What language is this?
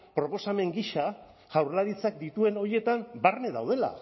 Basque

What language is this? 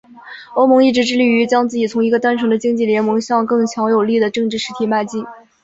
Chinese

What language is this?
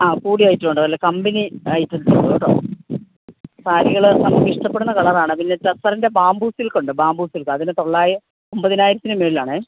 Malayalam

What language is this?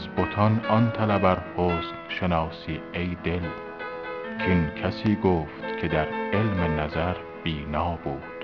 Persian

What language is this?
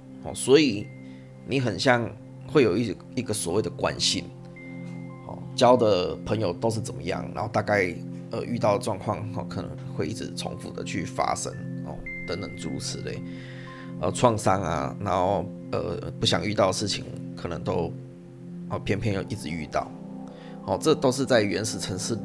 Chinese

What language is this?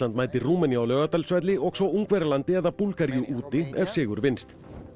Icelandic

